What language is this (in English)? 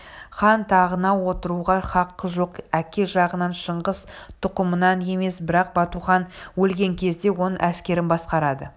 Kazakh